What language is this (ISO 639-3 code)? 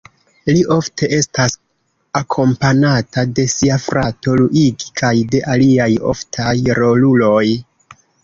epo